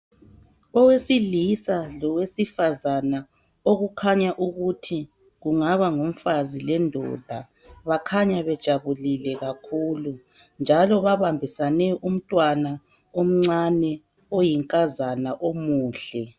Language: North Ndebele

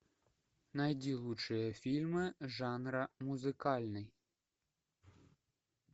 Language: Russian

